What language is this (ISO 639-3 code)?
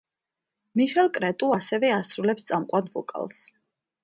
kat